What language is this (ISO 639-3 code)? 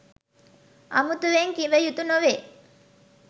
sin